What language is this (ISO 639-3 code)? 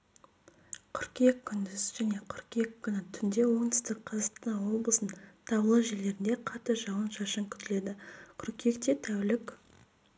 kaz